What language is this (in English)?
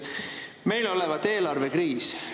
Estonian